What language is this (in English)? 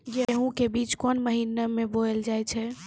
Maithili